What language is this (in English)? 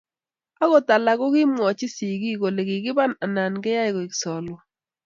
Kalenjin